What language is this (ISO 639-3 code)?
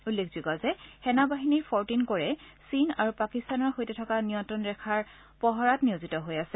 asm